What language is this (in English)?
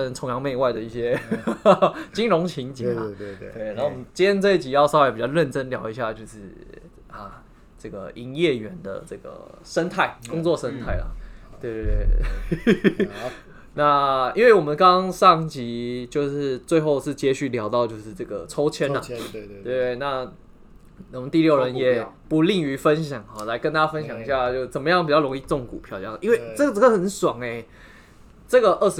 Chinese